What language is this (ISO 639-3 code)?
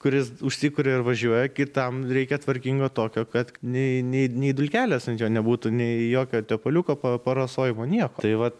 lit